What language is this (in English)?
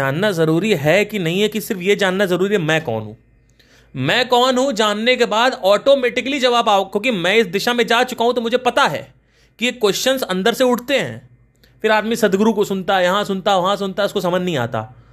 Hindi